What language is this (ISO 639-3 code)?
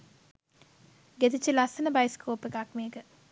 sin